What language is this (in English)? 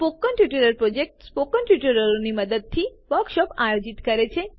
Gujarati